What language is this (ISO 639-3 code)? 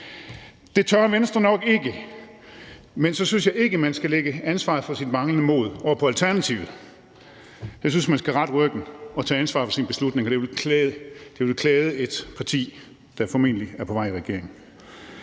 dan